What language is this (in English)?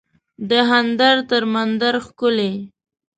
Pashto